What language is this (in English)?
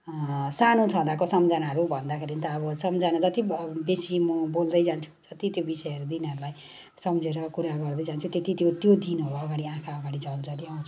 Nepali